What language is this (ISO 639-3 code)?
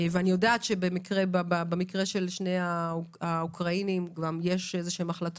heb